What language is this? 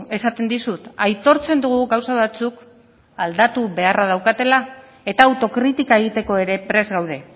Basque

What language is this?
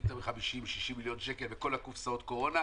Hebrew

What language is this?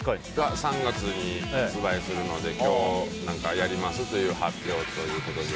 Japanese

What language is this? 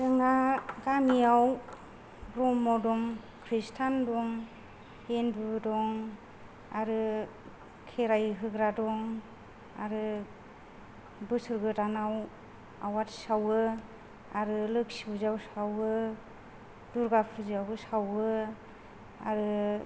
Bodo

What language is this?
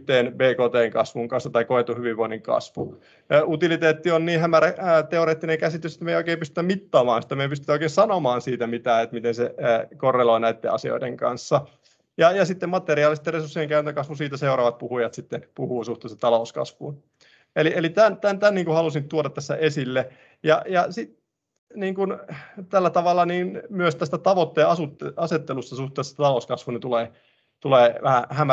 Finnish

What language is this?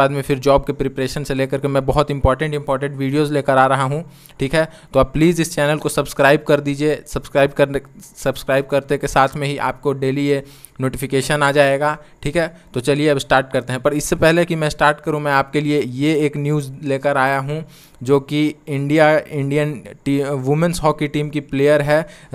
Hindi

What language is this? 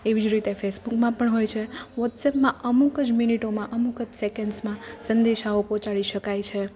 Gujarati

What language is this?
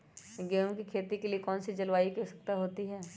Magahi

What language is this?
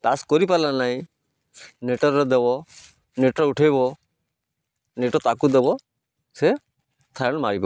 Odia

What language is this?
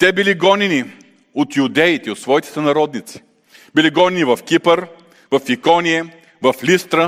Bulgarian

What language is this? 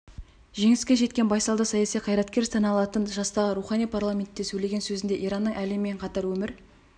Kazakh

